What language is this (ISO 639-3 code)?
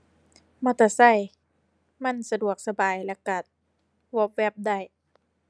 tha